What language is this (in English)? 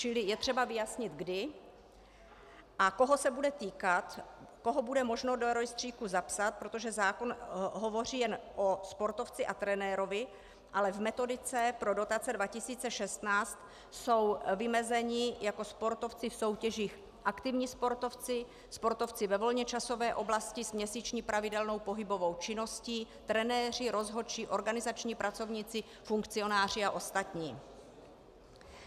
Czech